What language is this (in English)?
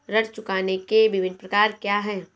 Hindi